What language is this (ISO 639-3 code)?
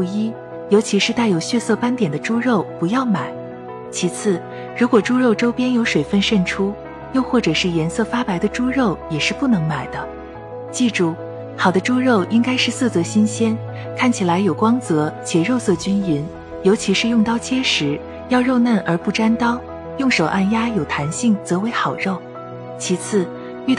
zho